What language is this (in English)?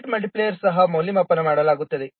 Kannada